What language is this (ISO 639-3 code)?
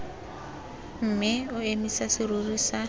tsn